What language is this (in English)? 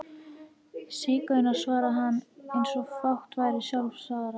Icelandic